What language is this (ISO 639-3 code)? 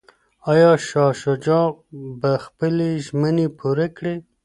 pus